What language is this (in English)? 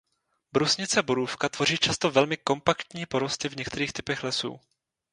Czech